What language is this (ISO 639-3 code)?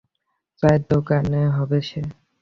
ben